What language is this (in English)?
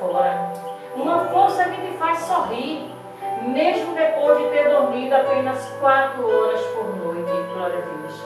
Portuguese